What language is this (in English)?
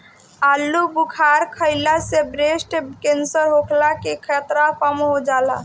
Bhojpuri